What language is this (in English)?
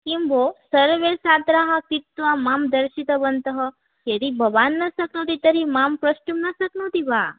Sanskrit